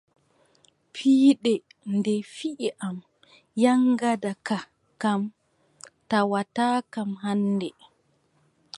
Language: Adamawa Fulfulde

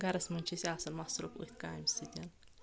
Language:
Kashmiri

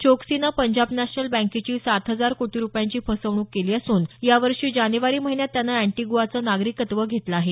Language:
Marathi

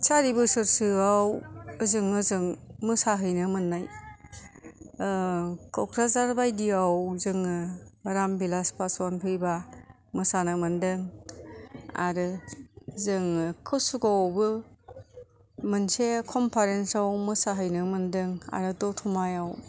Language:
Bodo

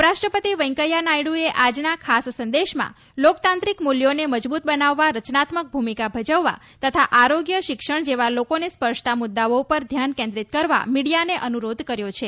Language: Gujarati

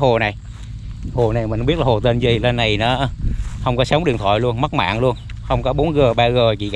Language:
Vietnamese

